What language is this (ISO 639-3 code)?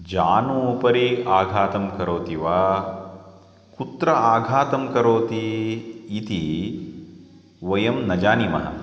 san